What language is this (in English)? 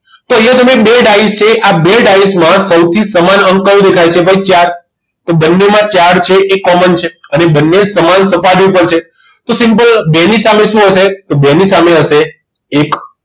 Gujarati